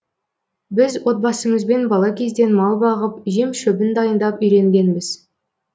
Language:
Kazakh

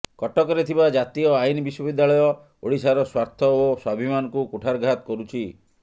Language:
Odia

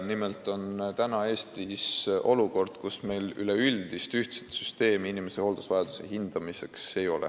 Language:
Estonian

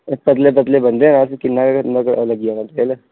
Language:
Dogri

